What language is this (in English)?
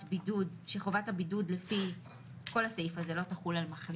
Hebrew